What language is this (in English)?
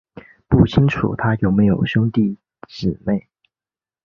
Chinese